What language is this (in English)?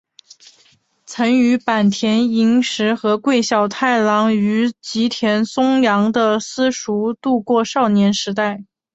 Chinese